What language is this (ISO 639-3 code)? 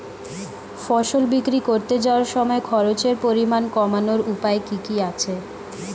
ben